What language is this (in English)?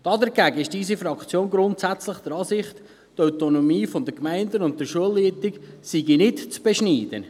Swiss German